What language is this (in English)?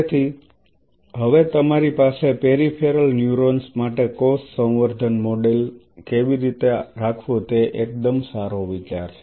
Gujarati